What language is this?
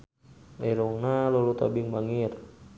Sundanese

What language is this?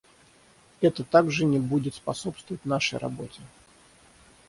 Russian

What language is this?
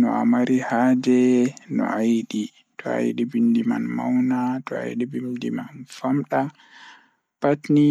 Fula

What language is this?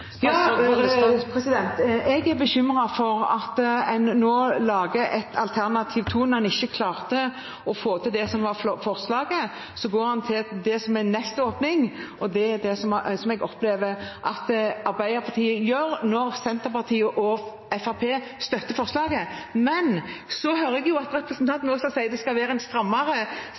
Norwegian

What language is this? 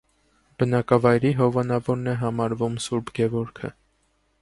Armenian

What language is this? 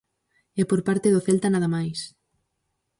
Galician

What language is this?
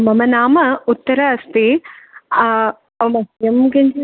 Sanskrit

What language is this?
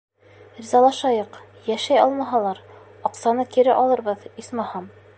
Bashkir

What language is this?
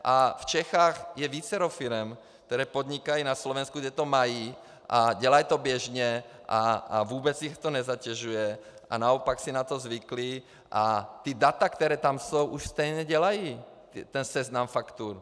Czech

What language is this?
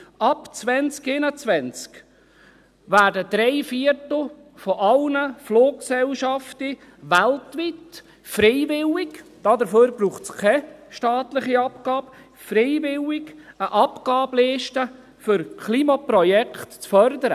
Swiss German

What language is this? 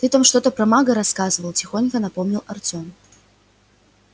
Russian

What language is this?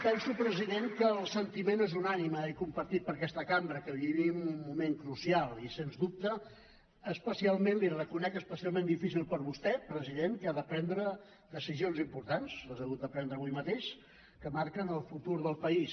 Catalan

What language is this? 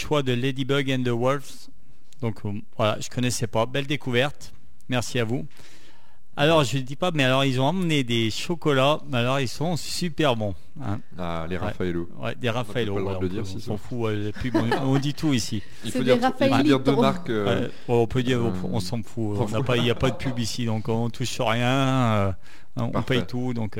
French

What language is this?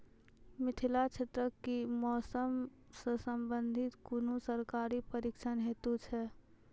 Maithili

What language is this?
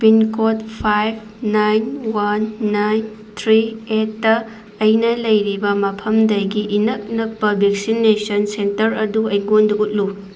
Manipuri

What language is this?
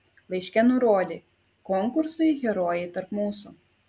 Lithuanian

